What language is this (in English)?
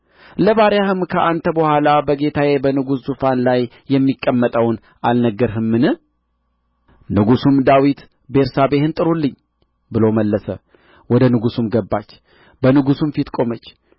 Amharic